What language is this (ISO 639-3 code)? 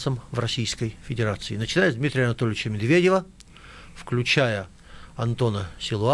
rus